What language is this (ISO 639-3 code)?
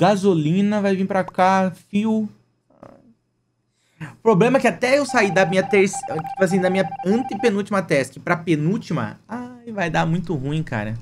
por